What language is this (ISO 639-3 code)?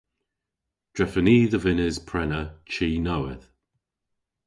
cor